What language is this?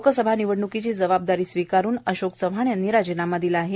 Marathi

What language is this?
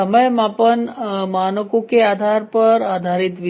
Hindi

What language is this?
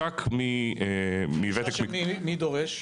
Hebrew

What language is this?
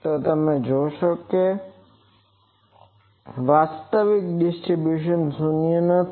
Gujarati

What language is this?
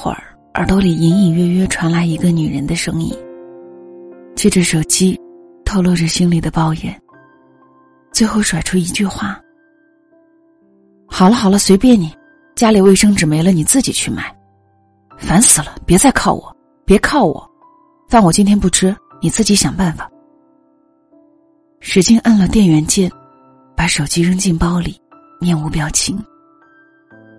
Chinese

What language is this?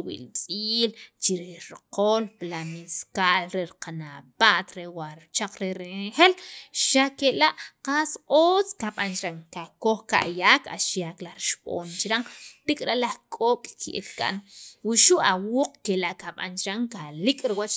Sacapulteco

